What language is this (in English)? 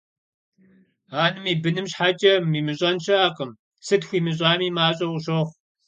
Kabardian